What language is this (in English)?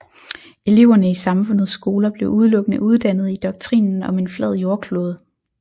Danish